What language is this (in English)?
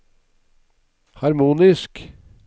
Norwegian